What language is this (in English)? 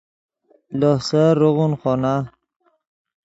Yidgha